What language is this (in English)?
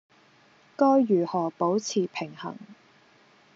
Cantonese